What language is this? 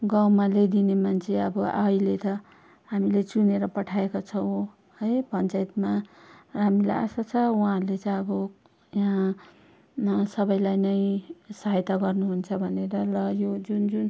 Nepali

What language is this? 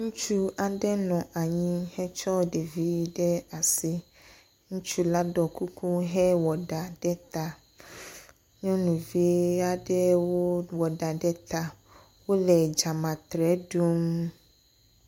Ewe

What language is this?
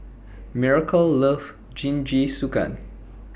English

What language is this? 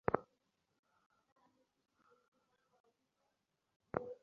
Bangla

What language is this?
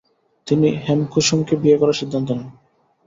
Bangla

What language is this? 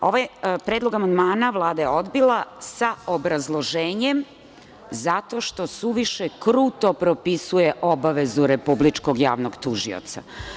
Serbian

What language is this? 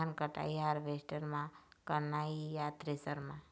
Chhattisgarhi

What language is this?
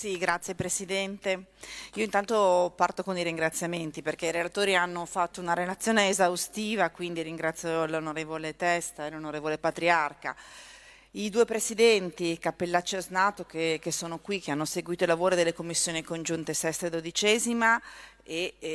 Italian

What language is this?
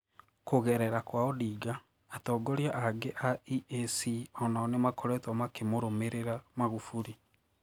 Kikuyu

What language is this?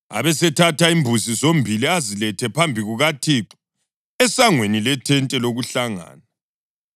North Ndebele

